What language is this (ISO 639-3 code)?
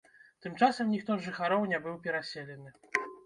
bel